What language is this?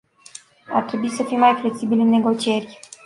Romanian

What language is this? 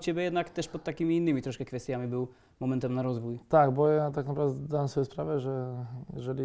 Polish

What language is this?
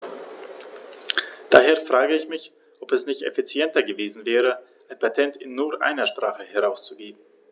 German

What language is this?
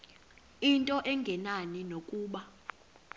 Xhosa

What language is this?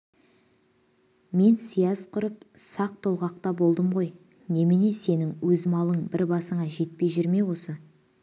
Kazakh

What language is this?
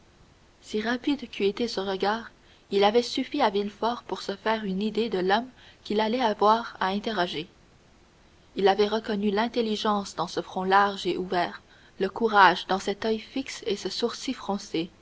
French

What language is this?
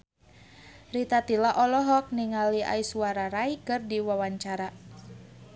Sundanese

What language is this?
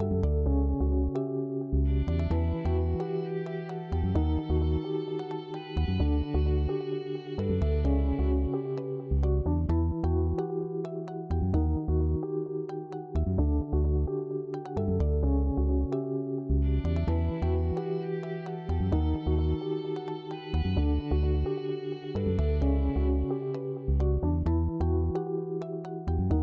Indonesian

